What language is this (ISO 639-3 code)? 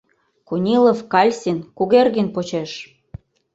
chm